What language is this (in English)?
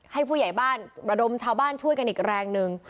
Thai